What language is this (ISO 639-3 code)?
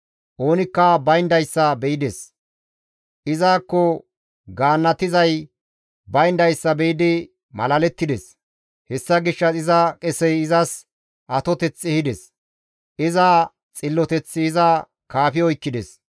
gmv